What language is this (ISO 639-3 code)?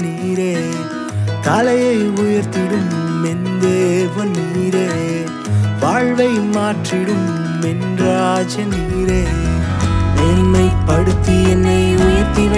tam